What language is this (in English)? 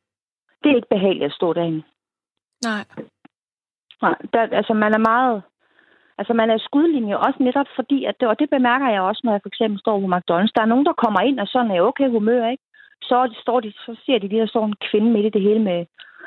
Danish